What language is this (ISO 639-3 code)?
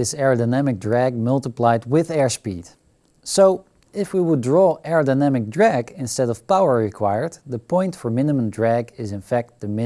eng